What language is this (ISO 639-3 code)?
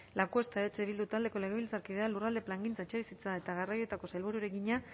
eus